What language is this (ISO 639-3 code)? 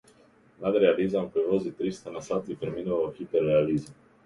mkd